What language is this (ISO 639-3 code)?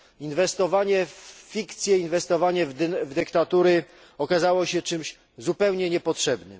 pol